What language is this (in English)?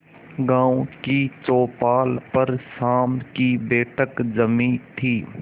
Hindi